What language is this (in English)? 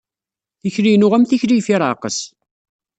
Kabyle